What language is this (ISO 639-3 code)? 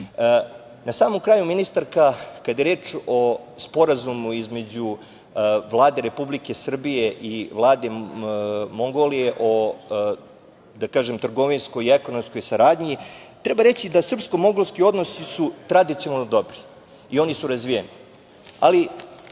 srp